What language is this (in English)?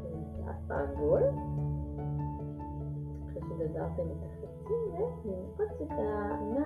Hebrew